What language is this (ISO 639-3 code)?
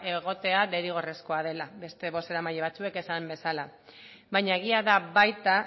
eus